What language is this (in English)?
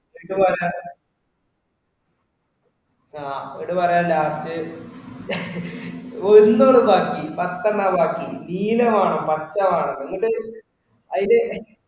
Malayalam